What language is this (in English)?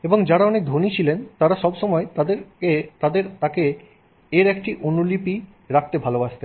Bangla